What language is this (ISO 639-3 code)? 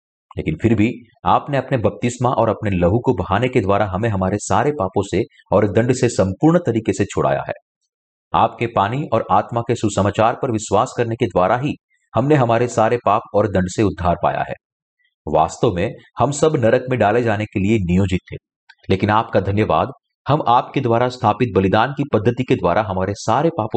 hin